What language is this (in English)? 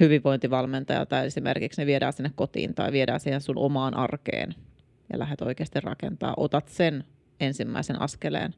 Finnish